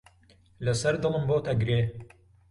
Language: Central Kurdish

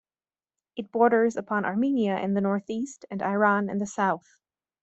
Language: English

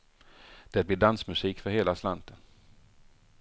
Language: Swedish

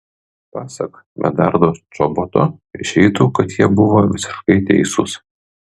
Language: Lithuanian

